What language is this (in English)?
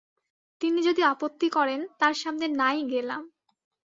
Bangla